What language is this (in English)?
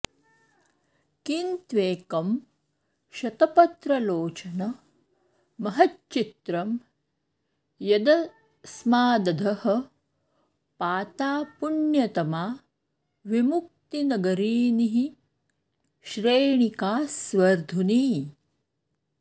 Sanskrit